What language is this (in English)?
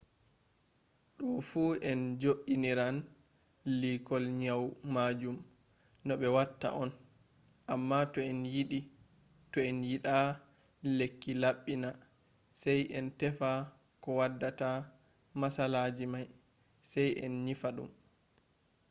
Fula